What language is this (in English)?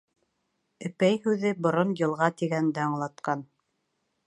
Bashkir